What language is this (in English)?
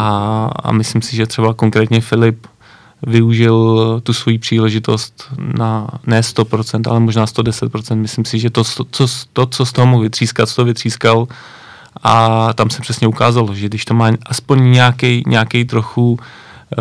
Czech